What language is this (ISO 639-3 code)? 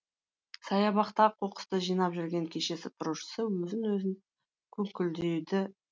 kaz